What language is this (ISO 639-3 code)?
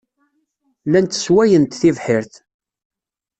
kab